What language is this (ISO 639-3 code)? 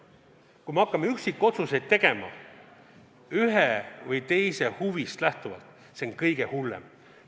est